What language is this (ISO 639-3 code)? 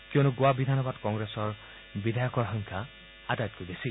asm